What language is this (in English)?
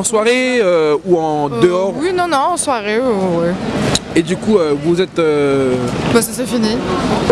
French